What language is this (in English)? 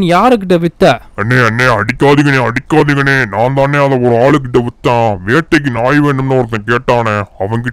Tamil